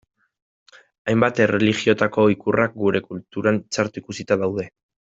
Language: Basque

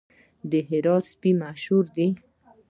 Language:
Pashto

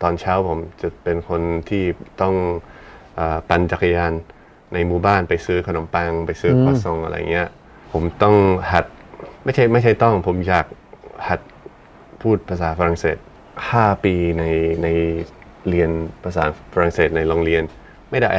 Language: Thai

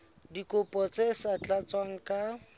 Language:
Southern Sotho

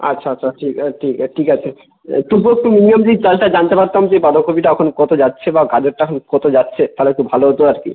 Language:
Bangla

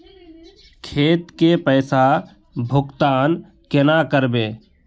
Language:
Magahi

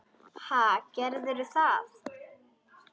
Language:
Icelandic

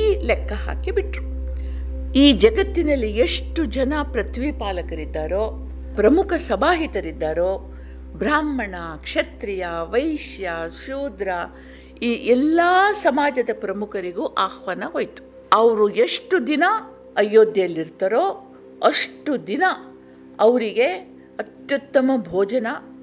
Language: Kannada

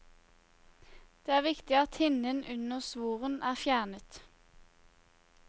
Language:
Norwegian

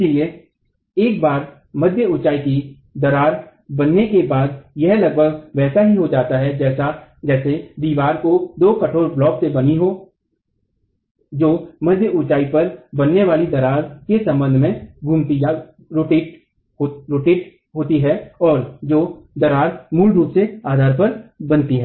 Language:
Hindi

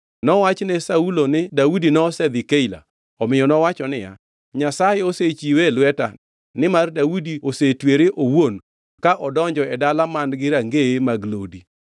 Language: Luo (Kenya and Tanzania)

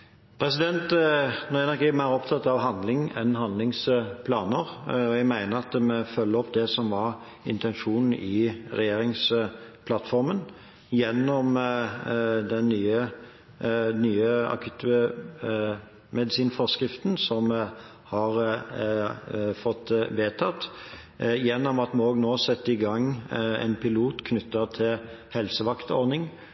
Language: Norwegian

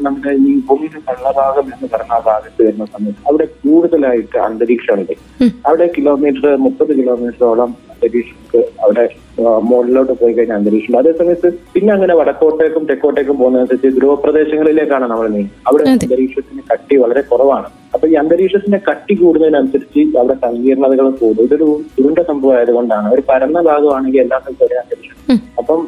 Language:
Malayalam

